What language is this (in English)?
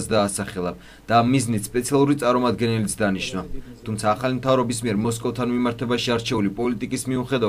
Turkish